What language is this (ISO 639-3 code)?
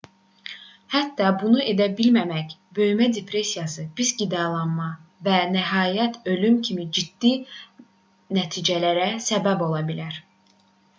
aze